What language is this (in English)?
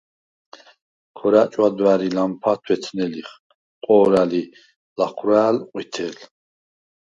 Svan